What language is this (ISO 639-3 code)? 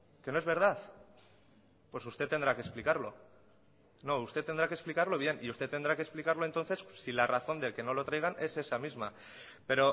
spa